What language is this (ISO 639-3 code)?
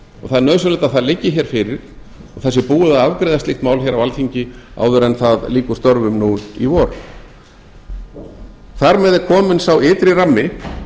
isl